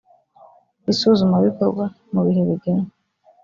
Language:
Kinyarwanda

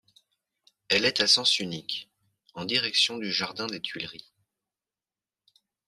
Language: French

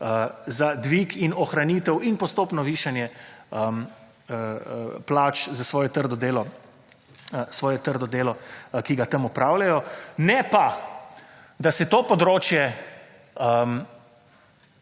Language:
Slovenian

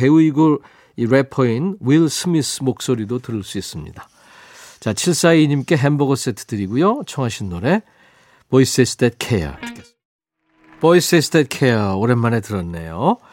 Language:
Korean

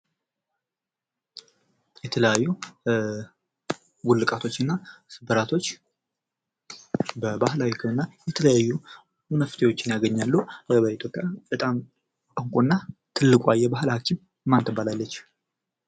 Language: Amharic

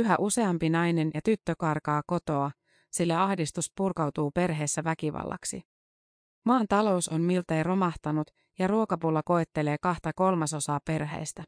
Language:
Finnish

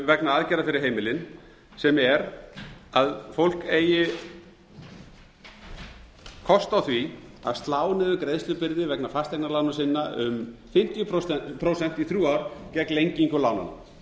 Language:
Icelandic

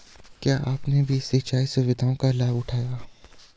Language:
Hindi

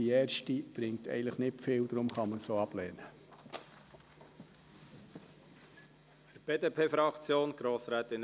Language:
Swiss German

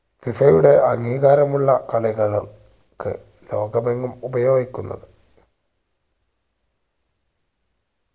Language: Malayalam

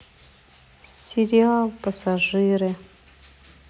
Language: Russian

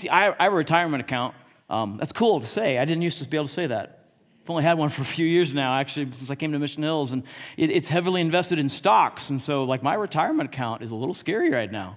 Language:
English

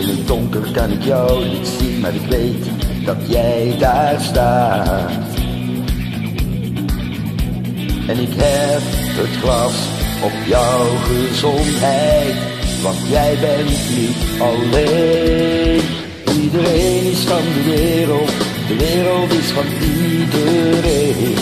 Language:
Dutch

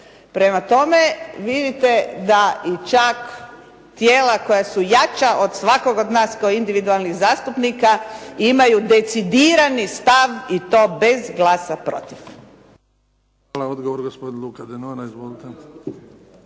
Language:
Croatian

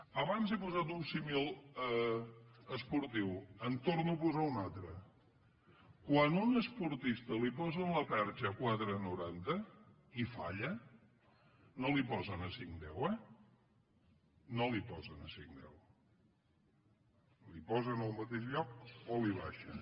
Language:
Catalan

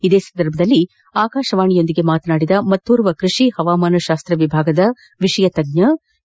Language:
Kannada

